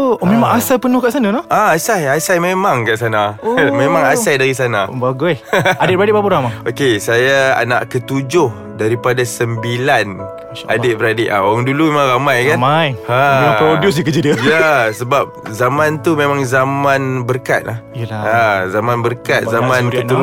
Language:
Malay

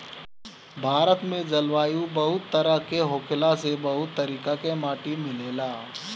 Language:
Bhojpuri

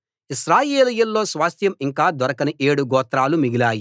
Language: Telugu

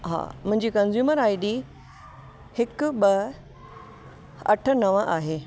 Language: Sindhi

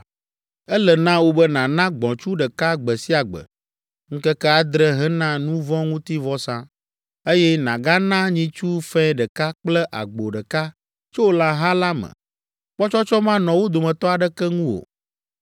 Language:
Ewe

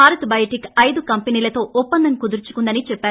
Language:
Telugu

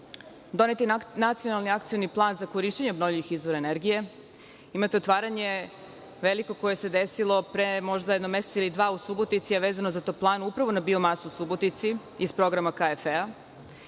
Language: Serbian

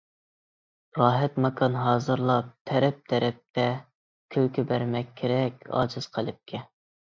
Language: Uyghur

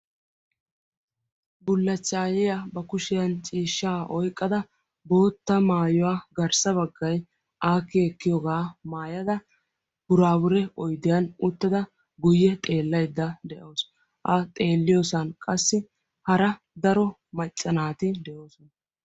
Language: Wolaytta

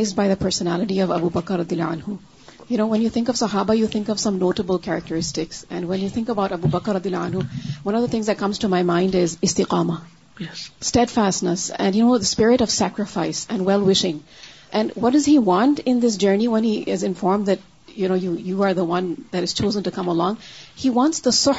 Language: Urdu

